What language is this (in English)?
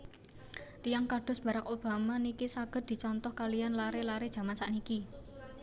Javanese